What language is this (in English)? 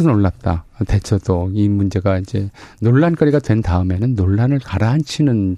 Korean